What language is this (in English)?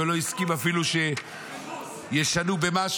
Hebrew